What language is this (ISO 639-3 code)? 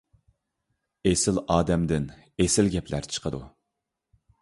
uig